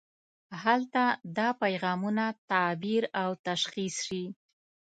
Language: Pashto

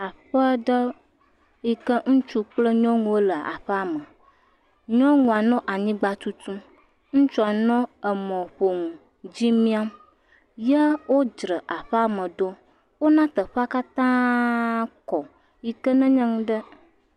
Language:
Ewe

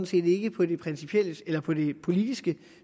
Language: Danish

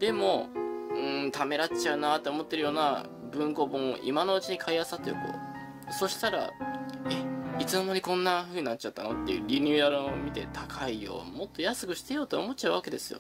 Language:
Japanese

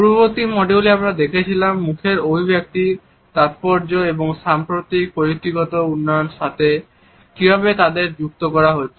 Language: Bangla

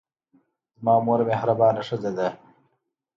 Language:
Pashto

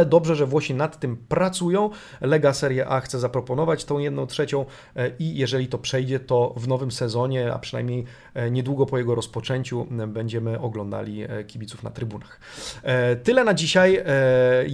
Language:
Polish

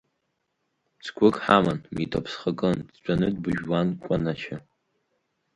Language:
Abkhazian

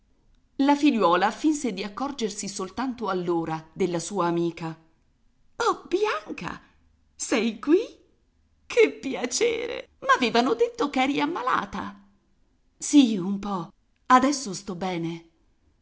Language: Italian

